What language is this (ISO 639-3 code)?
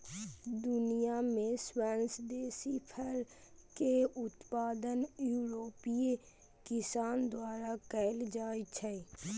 mai